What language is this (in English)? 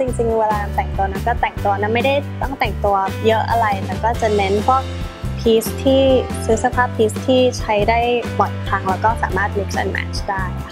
Thai